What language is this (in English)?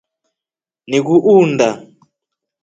Rombo